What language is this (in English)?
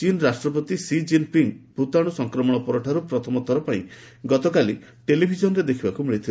Odia